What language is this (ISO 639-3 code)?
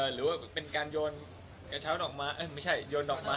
tha